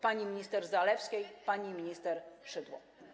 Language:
Polish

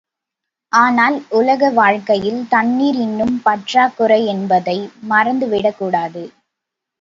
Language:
Tamil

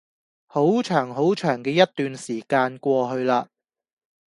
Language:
Cantonese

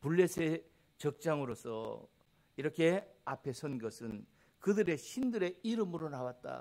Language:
Korean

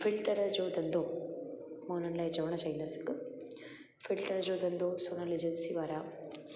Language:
Sindhi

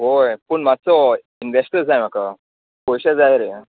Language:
Konkani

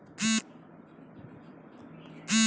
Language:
Bhojpuri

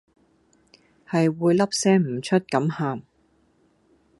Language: Cantonese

